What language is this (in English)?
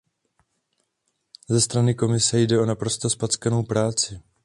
Czech